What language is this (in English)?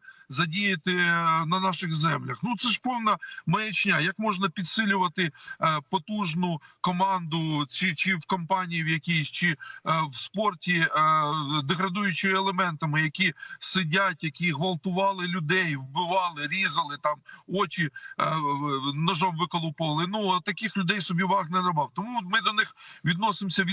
Ukrainian